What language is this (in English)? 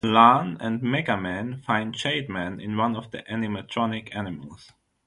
English